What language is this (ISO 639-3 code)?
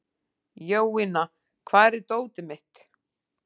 isl